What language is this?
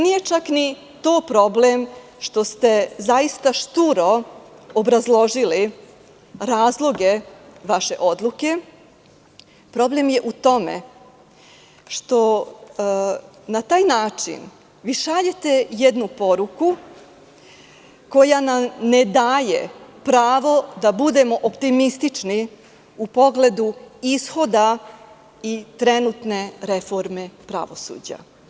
Serbian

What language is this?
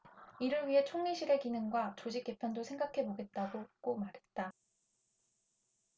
Korean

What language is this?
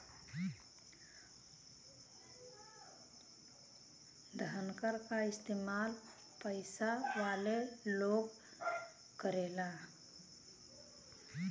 Bhojpuri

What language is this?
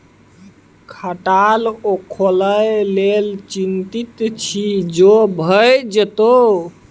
Maithili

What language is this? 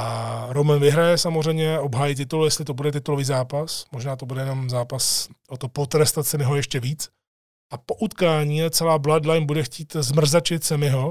Czech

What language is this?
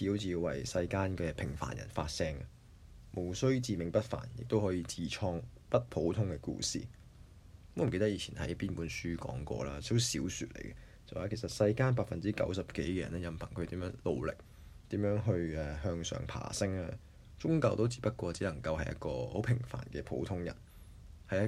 Chinese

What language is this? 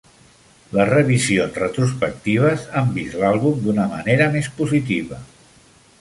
Catalan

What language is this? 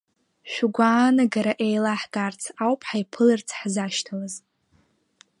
Abkhazian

